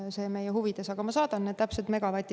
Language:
Estonian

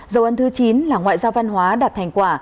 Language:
Vietnamese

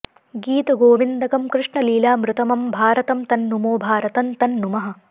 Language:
Sanskrit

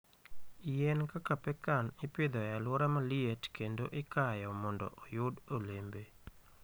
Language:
Luo (Kenya and Tanzania)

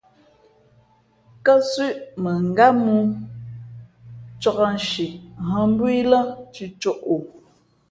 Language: Fe'fe'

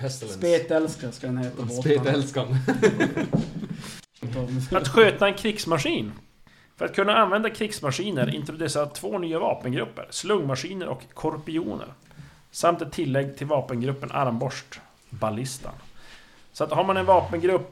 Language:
Swedish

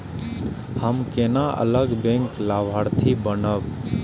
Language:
Maithili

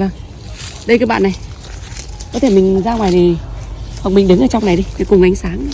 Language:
Vietnamese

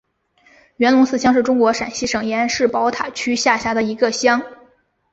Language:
Chinese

